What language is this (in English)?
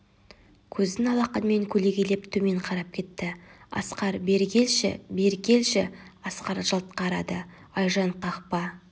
Kazakh